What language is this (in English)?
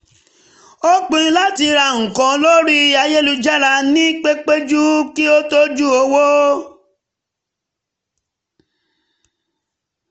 Yoruba